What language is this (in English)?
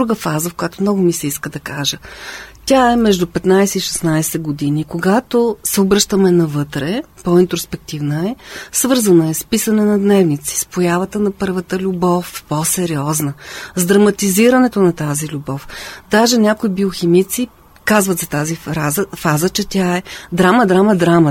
Bulgarian